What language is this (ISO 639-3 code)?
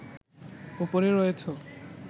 ben